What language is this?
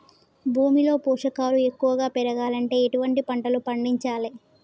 Telugu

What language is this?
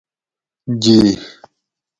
Gawri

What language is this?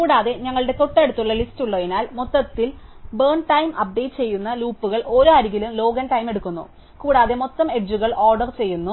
Malayalam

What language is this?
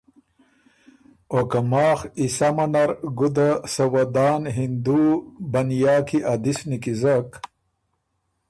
Ormuri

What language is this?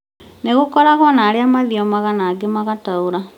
Kikuyu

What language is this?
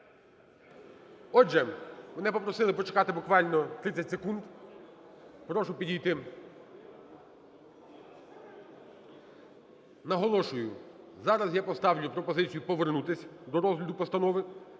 Ukrainian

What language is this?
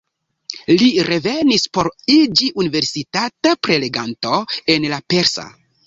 Esperanto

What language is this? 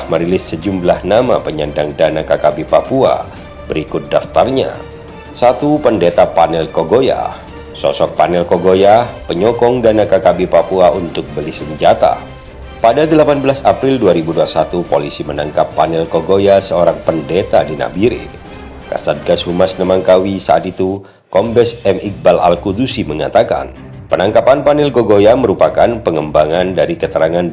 Indonesian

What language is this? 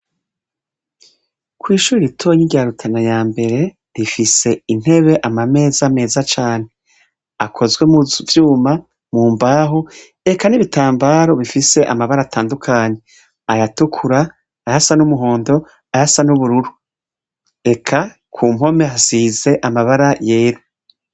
Rundi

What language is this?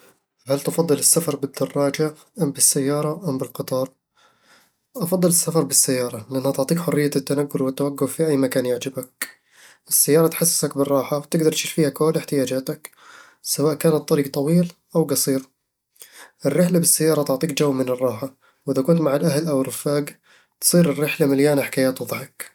Eastern Egyptian Bedawi Arabic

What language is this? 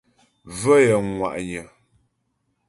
Ghomala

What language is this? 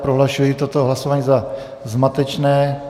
Czech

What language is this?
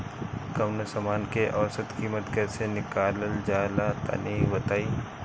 Bhojpuri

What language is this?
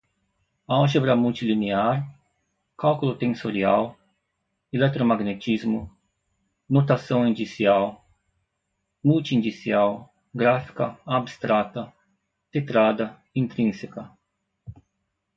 Portuguese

